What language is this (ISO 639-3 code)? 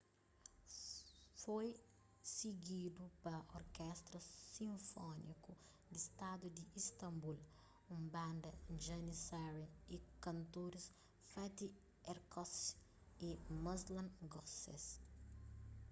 kea